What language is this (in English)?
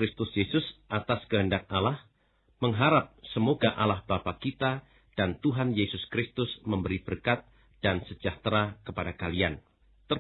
Indonesian